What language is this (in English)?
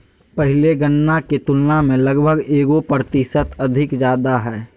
Magahi